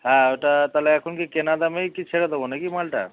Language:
Bangla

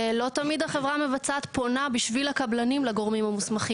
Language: Hebrew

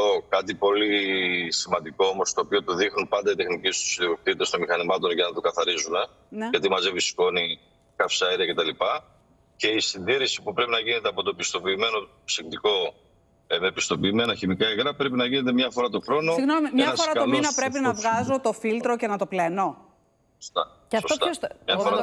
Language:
Greek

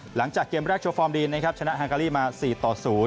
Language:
Thai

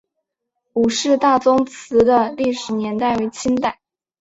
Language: Chinese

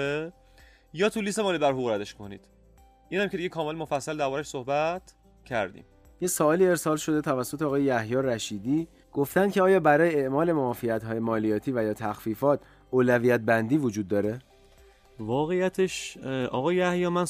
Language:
Persian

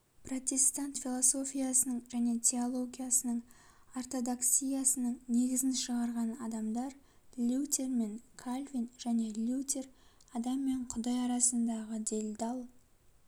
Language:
Kazakh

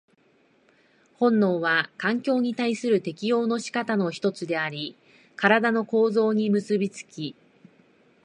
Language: Japanese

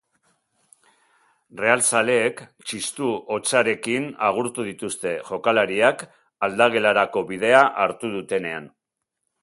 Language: Basque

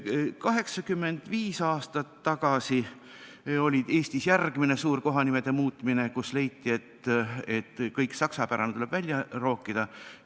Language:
Estonian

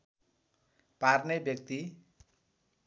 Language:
Nepali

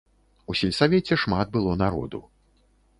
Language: Belarusian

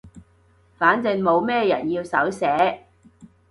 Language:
Cantonese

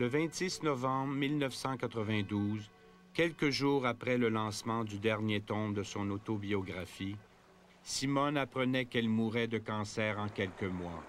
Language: French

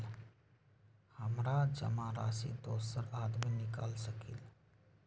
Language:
Magahi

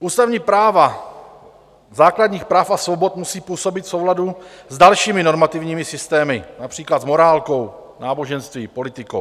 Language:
Czech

